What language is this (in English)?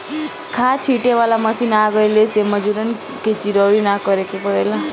Bhojpuri